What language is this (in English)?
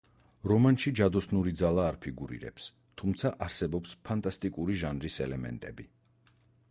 Georgian